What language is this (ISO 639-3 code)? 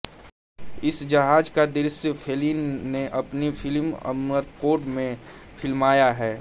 hin